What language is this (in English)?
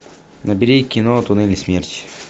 Russian